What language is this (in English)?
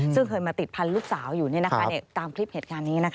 Thai